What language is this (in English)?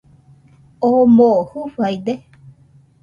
Nüpode Huitoto